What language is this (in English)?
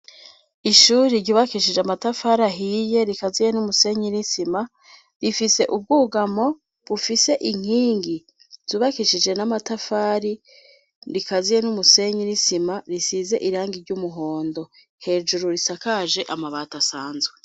Rundi